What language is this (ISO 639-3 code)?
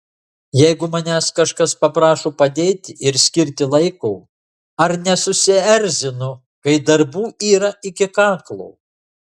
lit